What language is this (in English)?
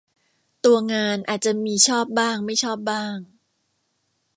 Thai